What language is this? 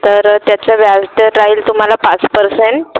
Marathi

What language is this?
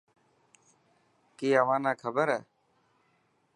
Dhatki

